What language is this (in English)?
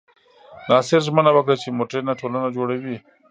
Pashto